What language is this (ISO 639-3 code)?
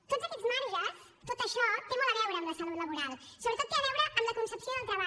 cat